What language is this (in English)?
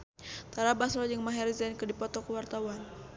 Sundanese